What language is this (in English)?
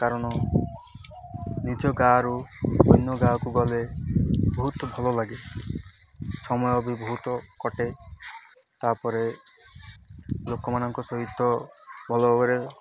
Odia